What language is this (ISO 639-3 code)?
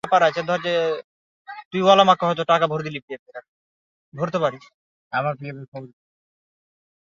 ben